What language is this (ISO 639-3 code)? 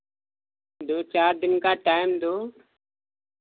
hin